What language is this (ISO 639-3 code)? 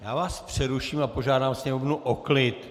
ces